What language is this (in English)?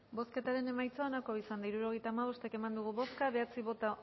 Basque